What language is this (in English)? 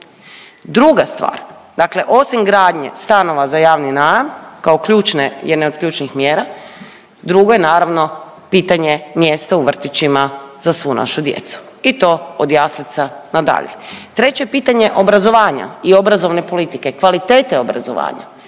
Croatian